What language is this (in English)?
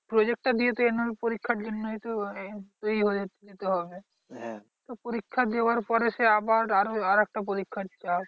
Bangla